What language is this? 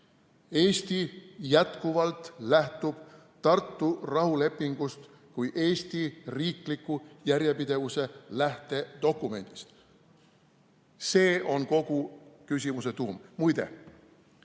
Estonian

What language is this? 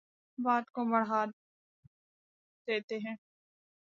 Urdu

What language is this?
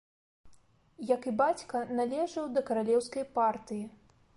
Belarusian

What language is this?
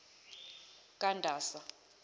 Zulu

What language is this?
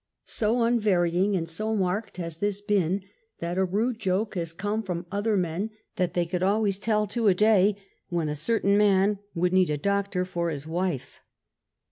English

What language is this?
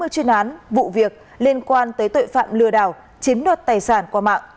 Vietnamese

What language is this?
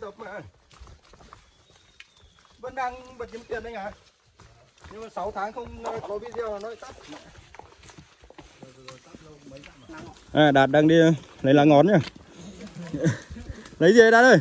Vietnamese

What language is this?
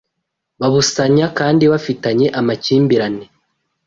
Kinyarwanda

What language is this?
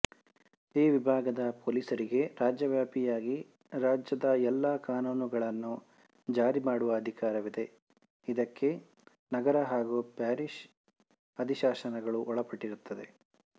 Kannada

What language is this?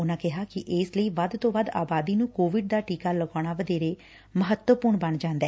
Punjabi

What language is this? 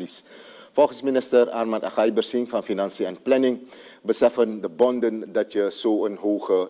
Dutch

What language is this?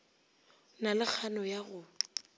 Northern Sotho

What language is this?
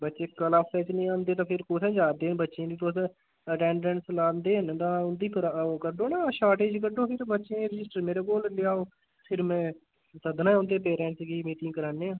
Dogri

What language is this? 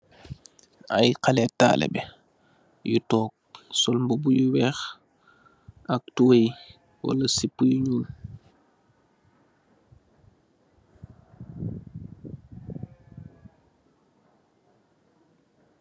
Wolof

